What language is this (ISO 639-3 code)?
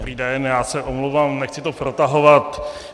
ces